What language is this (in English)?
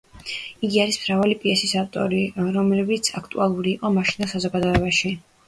Georgian